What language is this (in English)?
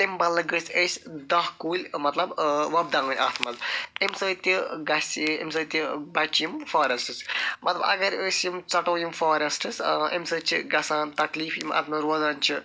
Kashmiri